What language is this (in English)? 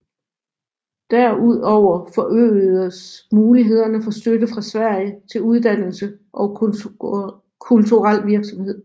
Danish